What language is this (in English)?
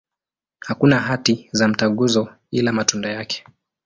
Swahili